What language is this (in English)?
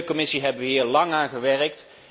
Dutch